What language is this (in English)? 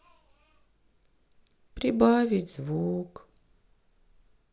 Russian